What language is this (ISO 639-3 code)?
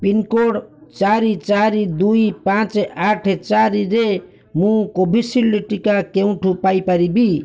ori